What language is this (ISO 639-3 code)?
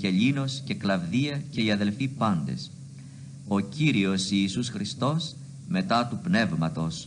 ell